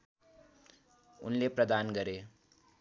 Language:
Nepali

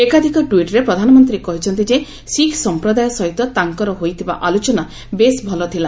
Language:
Odia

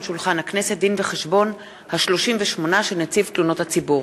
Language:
Hebrew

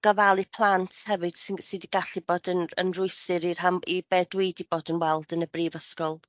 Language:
Welsh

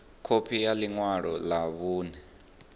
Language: Venda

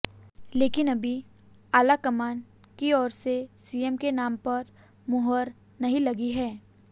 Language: Hindi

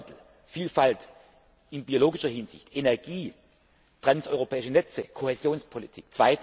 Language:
German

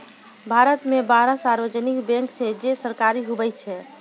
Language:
Maithili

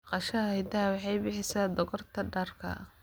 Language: Somali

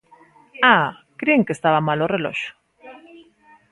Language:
Galician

